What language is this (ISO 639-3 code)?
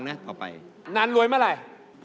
tha